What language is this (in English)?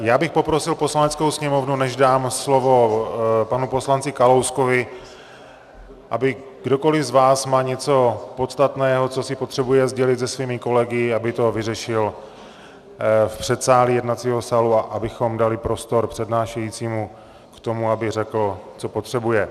Czech